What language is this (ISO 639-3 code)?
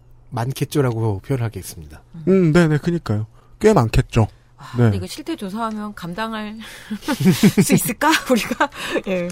kor